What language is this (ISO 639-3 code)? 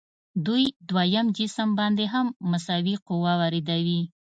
pus